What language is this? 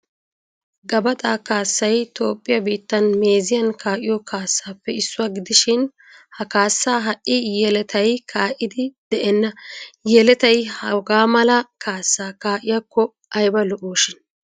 Wolaytta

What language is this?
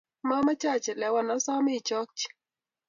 Kalenjin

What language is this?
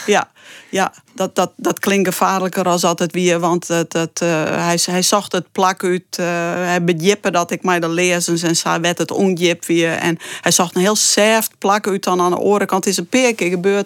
Dutch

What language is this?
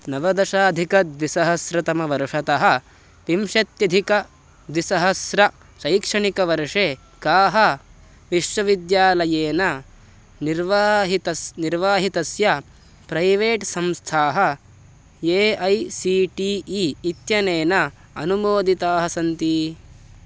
Sanskrit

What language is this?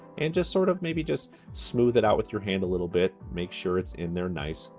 English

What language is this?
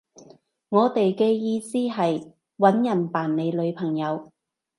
Cantonese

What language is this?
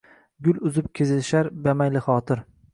Uzbek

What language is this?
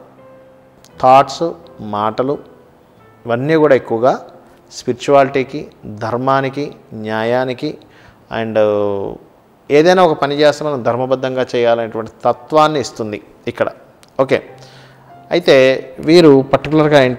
Hindi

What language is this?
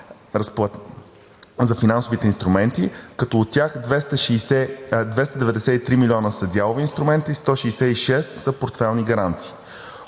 Bulgarian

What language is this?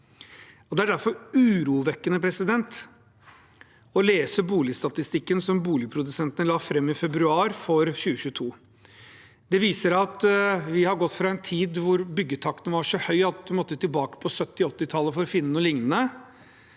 Norwegian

